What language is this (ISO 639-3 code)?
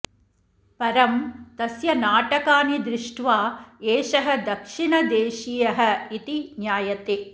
san